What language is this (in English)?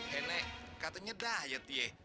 Indonesian